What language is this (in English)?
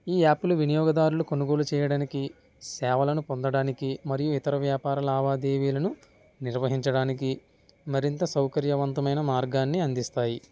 Telugu